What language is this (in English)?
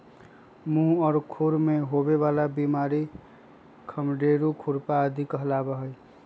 Magahi